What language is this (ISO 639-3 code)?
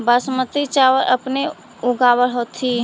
mag